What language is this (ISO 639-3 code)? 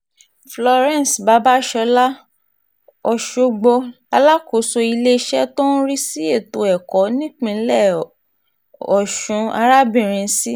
yor